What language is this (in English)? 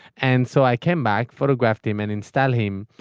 English